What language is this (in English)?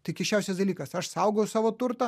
Lithuanian